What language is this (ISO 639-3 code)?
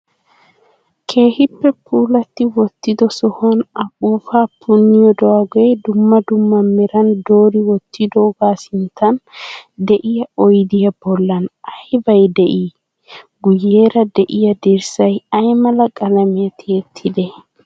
wal